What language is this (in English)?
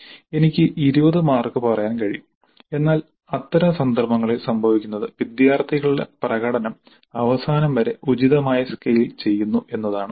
Malayalam